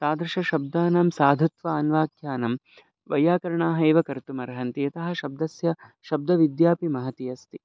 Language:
Sanskrit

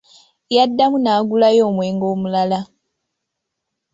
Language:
Ganda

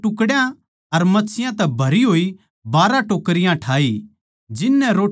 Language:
Haryanvi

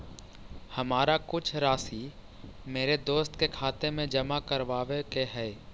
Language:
Magahi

